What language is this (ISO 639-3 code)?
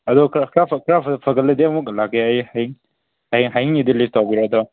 mni